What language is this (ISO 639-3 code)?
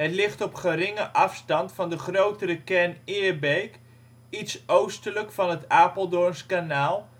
nld